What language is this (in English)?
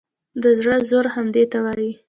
Pashto